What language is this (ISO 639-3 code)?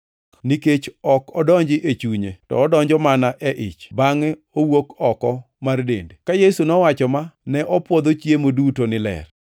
luo